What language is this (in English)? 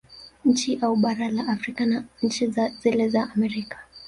Swahili